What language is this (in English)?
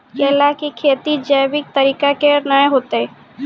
Maithili